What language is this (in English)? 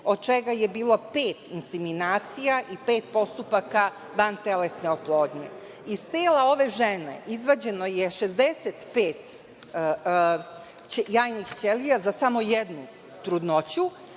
Serbian